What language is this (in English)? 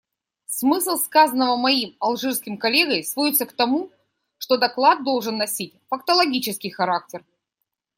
Russian